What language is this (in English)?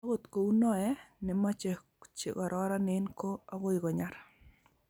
Kalenjin